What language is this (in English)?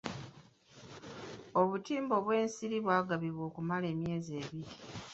Ganda